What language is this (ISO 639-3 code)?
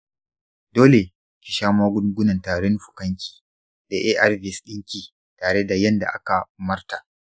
hau